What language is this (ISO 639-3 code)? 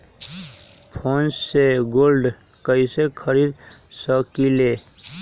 mag